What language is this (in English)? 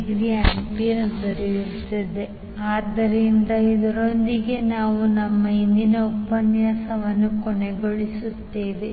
Kannada